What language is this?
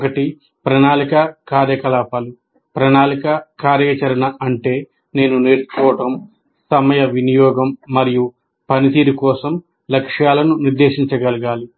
Telugu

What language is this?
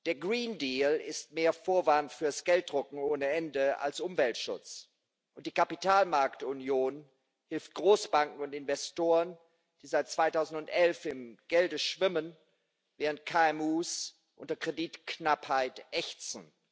German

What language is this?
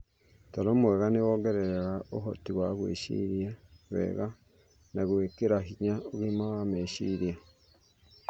Kikuyu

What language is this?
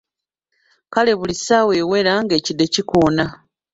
Ganda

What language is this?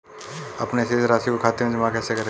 Hindi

